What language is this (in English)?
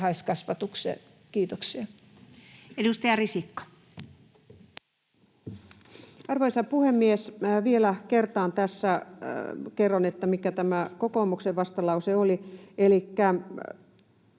Finnish